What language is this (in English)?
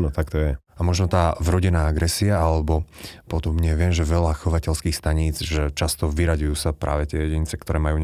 Slovak